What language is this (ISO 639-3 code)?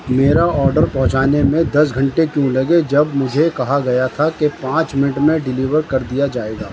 urd